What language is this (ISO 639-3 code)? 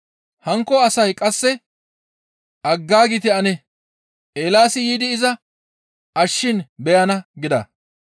gmv